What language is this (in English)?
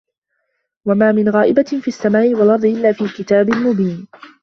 Arabic